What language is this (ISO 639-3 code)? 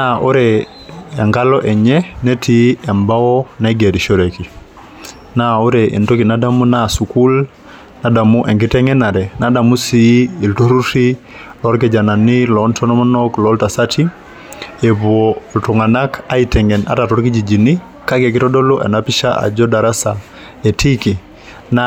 mas